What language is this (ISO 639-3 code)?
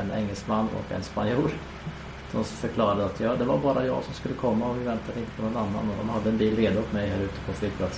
swe